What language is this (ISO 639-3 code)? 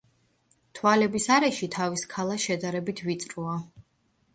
kat